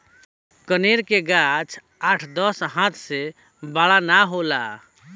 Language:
Bhojpuri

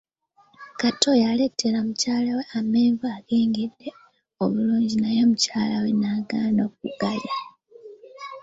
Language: Ganda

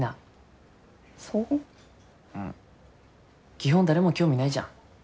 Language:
Japanese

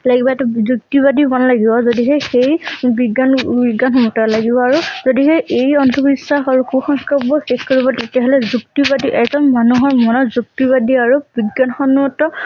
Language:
Assamese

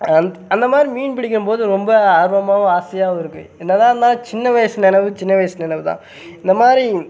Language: Tamil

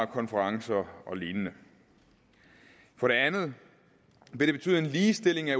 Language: Danish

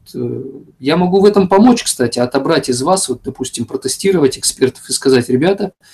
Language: Russian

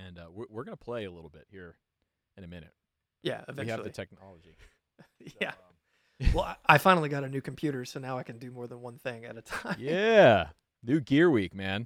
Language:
English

